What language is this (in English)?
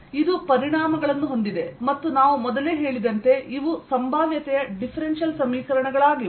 Kannada